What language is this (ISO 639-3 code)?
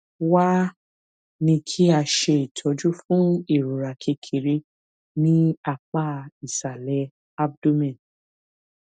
yor